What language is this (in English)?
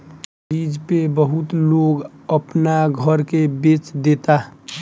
Bhojpuri